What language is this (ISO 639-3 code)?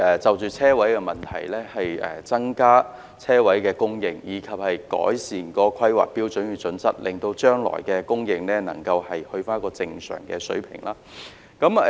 yue